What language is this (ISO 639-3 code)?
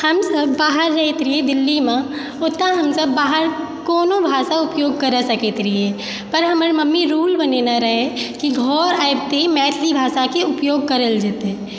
mai